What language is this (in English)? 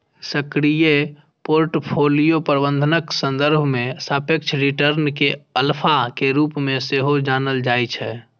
Maithili